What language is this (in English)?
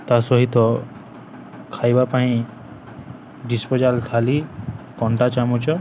Odia